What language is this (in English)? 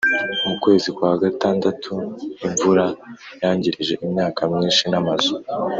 Kinyarwanda